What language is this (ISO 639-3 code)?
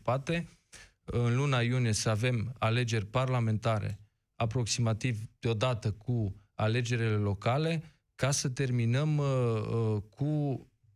ron